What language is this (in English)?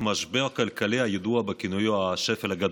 Hebrew